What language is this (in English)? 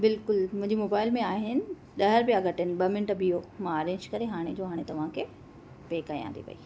Sindhi